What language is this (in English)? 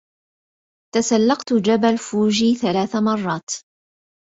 Arabic